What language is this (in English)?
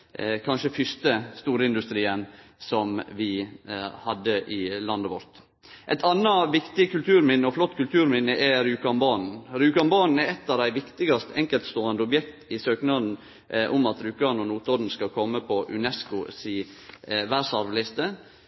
Norwegian Nynorsk